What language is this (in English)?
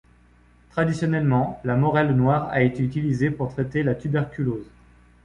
French